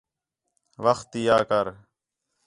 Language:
Khetrani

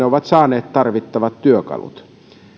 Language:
Finnish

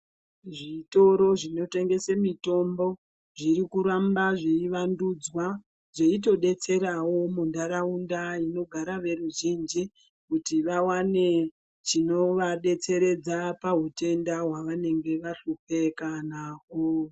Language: Ndau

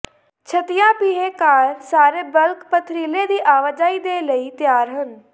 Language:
Punjabi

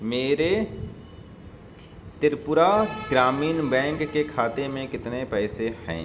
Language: Urdu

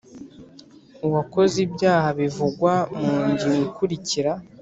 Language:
Kinyarwanda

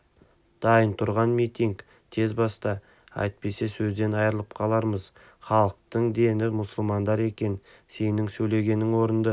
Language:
Kazakh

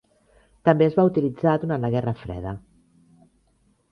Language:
Catalan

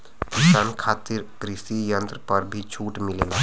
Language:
Bhojpuri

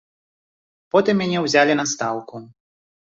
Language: Belarusian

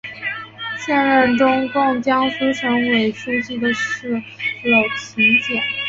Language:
Chinese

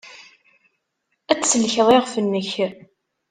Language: Kabyle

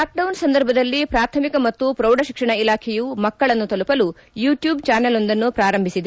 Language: Kannada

